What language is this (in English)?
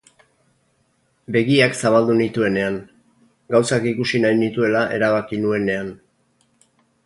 Basque